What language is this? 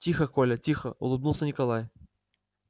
Russian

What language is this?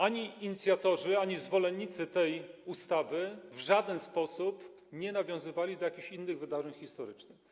Polish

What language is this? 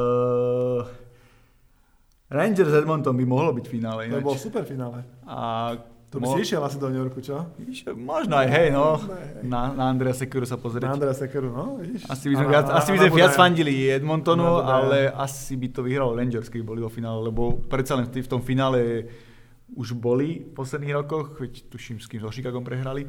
Slovak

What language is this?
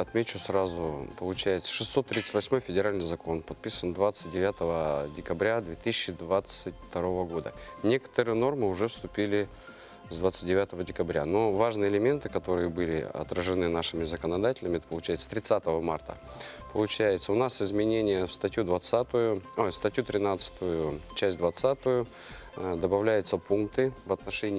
Russian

